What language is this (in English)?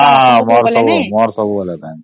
Odia